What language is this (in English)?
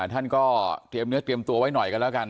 Thai